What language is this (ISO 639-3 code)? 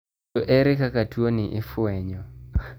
luo